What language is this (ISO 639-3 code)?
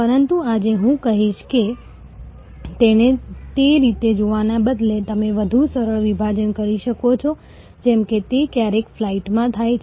guj